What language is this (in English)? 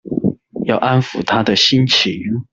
Chinese